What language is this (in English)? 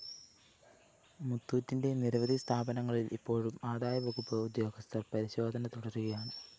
Malayalam